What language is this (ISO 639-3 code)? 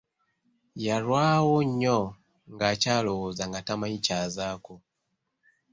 lug